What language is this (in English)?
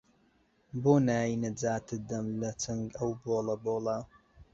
Central Kurdish